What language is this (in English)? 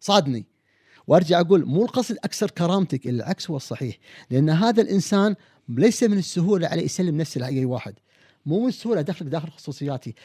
Arabic